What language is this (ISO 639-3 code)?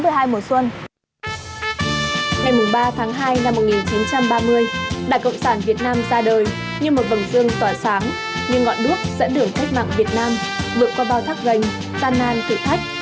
vie